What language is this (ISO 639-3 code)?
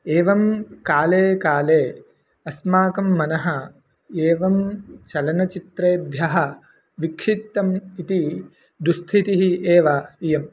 san